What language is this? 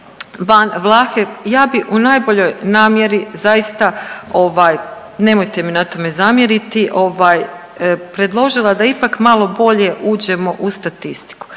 Croatian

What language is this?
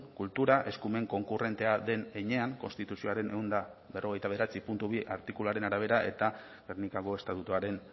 Basque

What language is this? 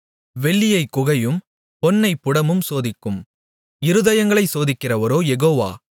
Tamil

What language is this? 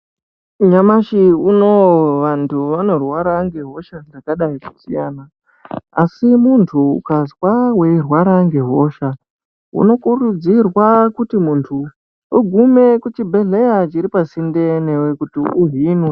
Ndau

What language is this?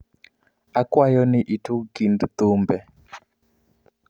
Luo (Kenya and Tanzania)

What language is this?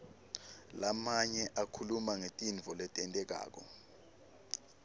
Swati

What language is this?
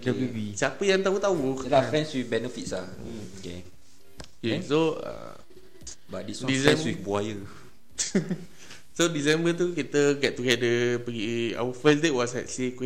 Malay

